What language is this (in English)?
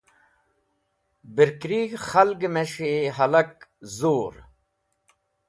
Wakhi